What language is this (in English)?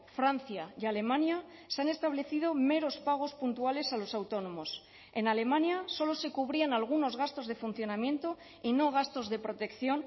Spanish